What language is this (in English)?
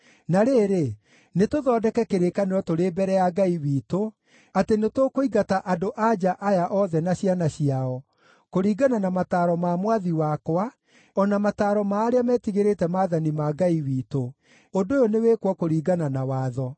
Kikuyu